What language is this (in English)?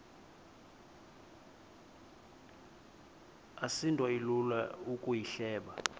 Xhosa